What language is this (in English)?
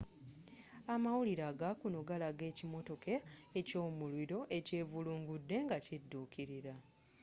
Ganda